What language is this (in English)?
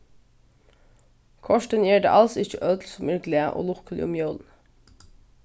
Faroese